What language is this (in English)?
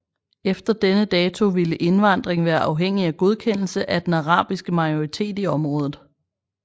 Danish